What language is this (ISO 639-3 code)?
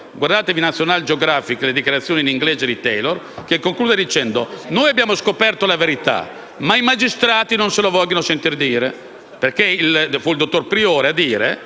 ita